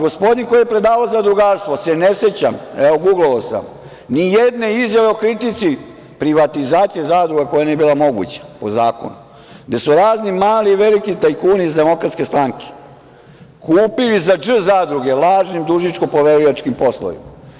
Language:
Serbian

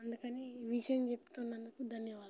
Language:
Telugu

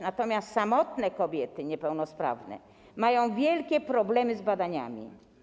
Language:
Polish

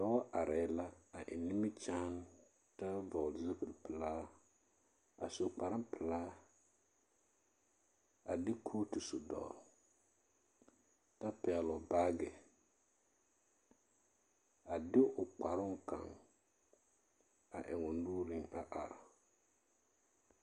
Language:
Southern Dagaare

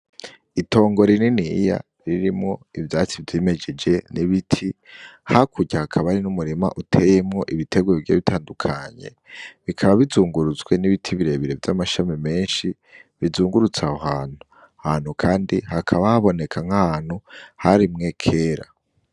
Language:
Rundi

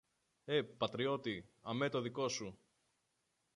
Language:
Greek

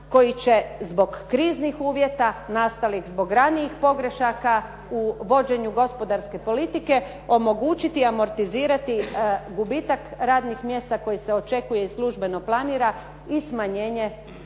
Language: Croatian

